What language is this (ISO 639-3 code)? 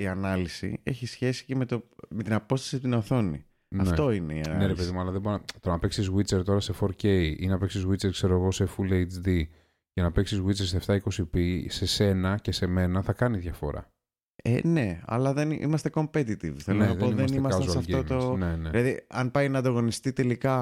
ell